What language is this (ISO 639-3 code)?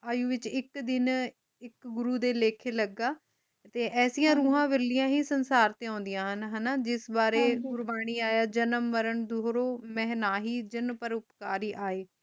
pan